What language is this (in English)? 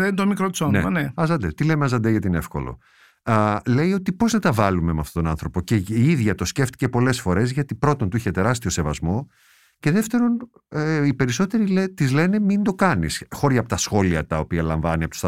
Greek